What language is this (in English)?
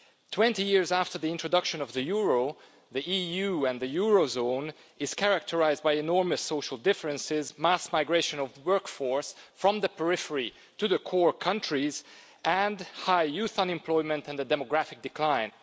English